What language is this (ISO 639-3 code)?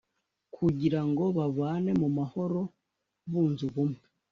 kin